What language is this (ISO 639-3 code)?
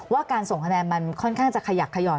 tha